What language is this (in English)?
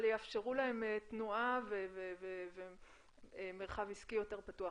Hebrew